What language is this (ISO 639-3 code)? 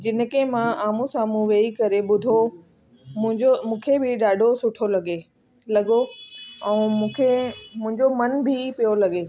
snd